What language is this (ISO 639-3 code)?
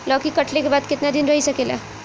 bho